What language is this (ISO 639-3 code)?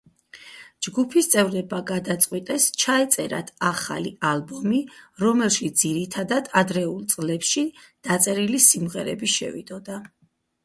kat